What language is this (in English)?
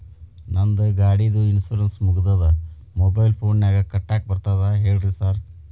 Kannada